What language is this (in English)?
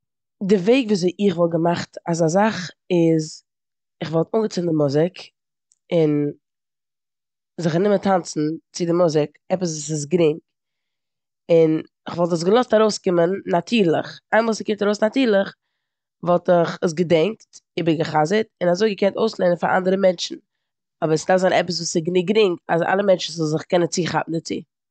Yiddish